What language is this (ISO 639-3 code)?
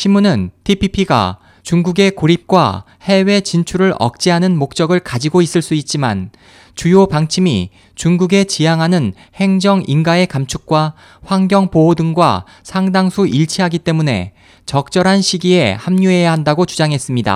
kor